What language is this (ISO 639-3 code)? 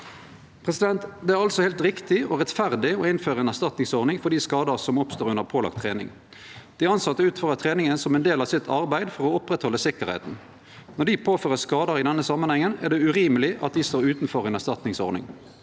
nor